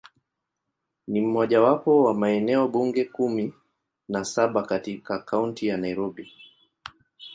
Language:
Swahili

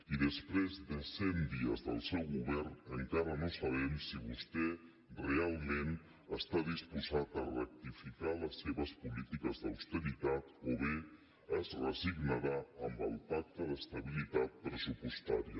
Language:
Catalan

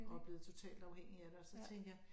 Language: Danish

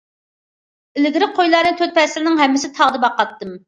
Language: Uyghur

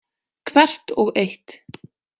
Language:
Icelandic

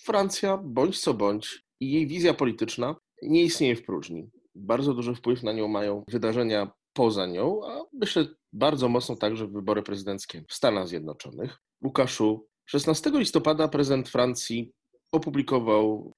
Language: Polish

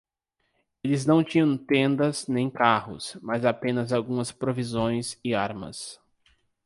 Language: Portuguese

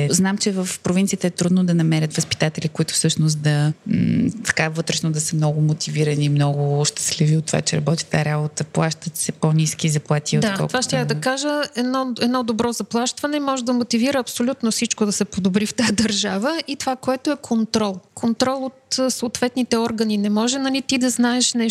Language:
Bulgarian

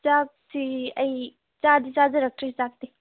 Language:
Manipuri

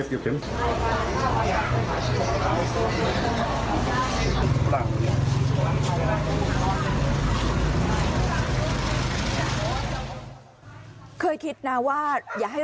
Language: Thai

